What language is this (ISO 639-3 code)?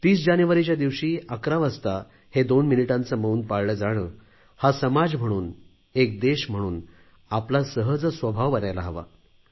mar